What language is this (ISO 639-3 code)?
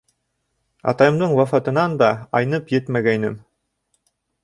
bak